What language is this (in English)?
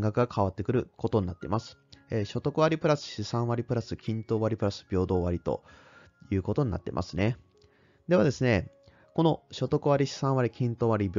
Japanese